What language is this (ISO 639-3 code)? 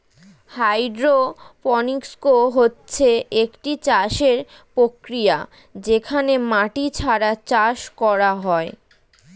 ben